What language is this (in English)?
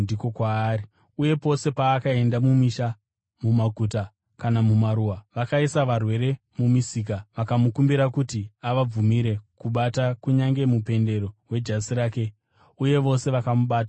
Shona